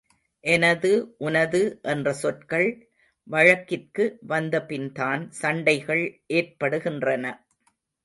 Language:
Tamil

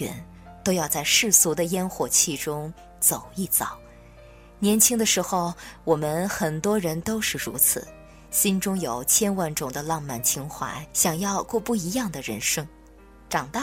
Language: Chinese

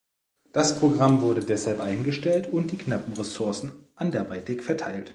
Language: German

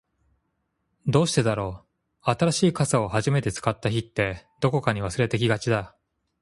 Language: Japanese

